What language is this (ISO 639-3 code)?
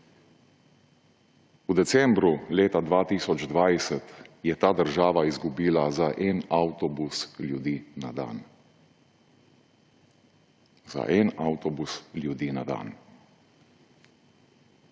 slv